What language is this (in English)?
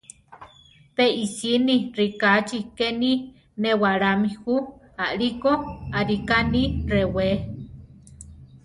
Central Tarahumara